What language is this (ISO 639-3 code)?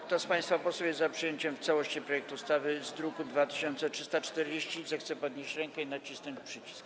pol